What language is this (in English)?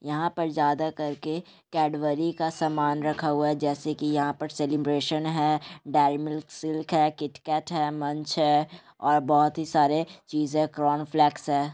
Magahi